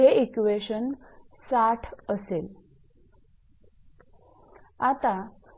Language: Marathi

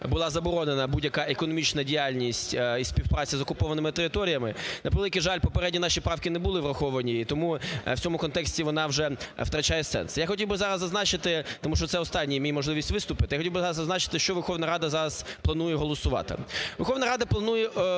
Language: Ukrainian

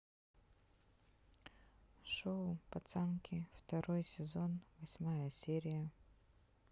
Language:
Russian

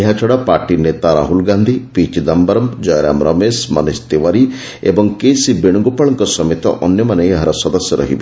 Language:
Odia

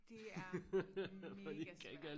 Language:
Danish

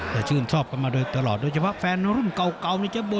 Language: Thai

